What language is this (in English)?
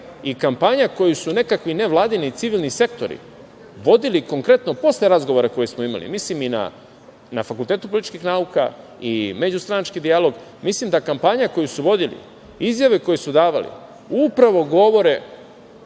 Serbian